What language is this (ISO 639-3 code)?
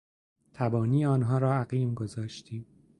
fas